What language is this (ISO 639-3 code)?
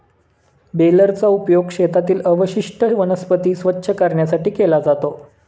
mar